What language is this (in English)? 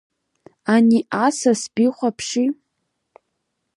Abkhazian